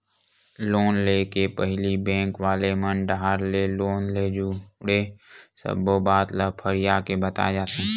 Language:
Chhattisgarhi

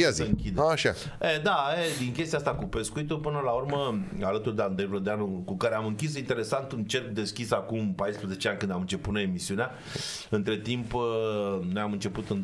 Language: Romanian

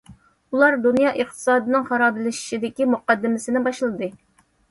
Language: Uyghur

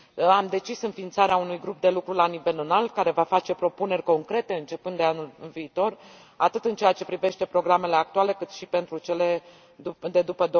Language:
Romanian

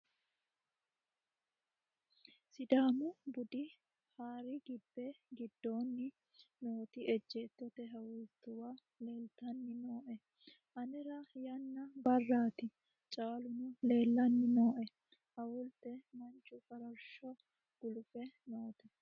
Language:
Sidamo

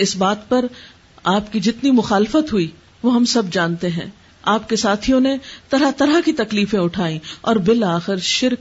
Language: Urdu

